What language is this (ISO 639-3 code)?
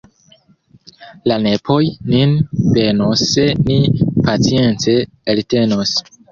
epo